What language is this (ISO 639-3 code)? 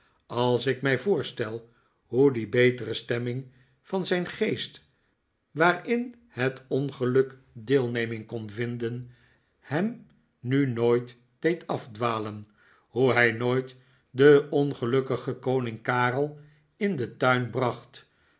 nld